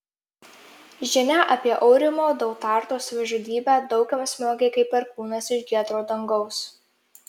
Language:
Lithuanian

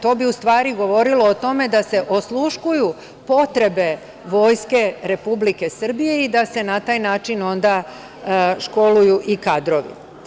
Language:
Serbian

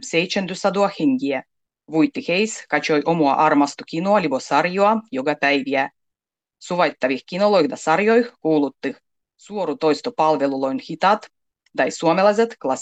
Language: Finnish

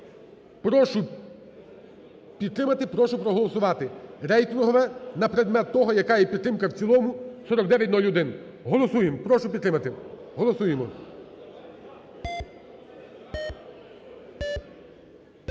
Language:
Ukrainian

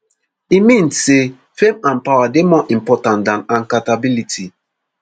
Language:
Nigerian Pidgin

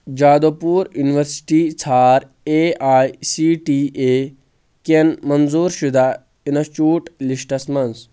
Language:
Kashmiri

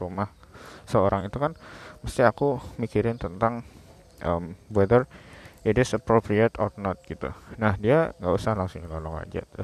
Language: Indonesian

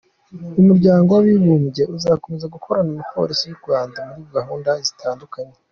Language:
Kinyarwanda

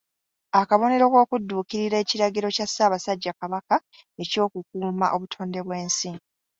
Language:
Ganda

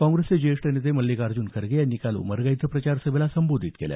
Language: Marathi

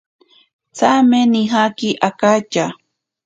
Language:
Ashéninka Perené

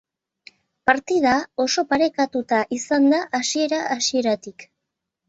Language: Basque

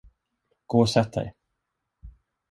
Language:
Swedish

